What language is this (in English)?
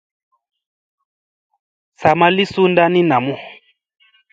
Musey